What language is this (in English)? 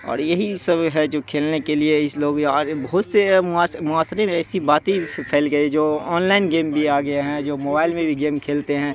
Urdu